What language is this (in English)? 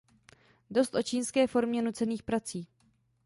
Czech